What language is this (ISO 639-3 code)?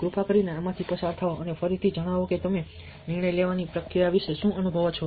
guj